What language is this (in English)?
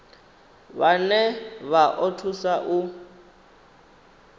Venda